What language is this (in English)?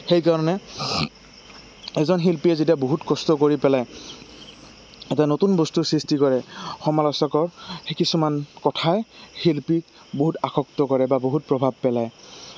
Assamese